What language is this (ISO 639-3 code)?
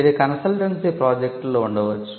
tel